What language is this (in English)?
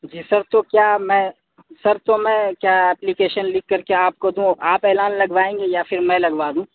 Urdu